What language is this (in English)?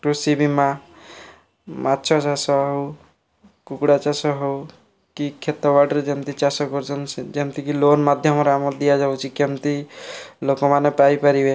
Odia